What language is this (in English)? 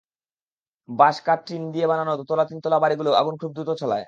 Bangla